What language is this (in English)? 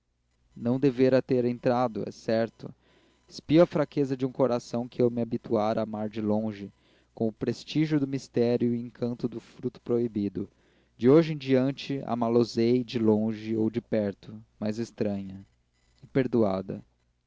Portuguese